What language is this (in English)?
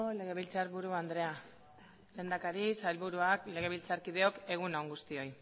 Basque